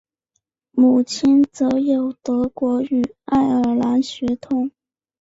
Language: Chinese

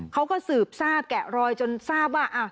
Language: Thai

